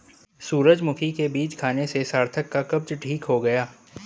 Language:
Hindi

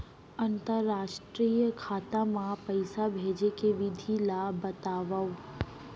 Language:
Chhattisgarhi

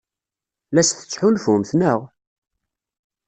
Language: Kabyle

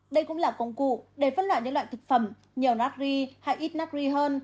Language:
Vietnamese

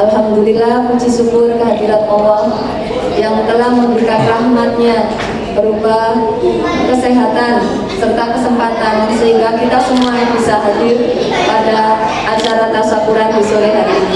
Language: Indonesian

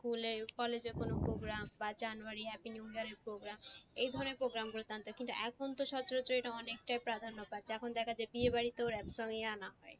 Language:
Bangla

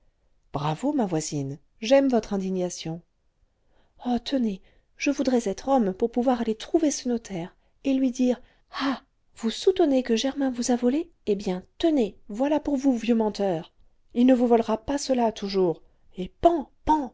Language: French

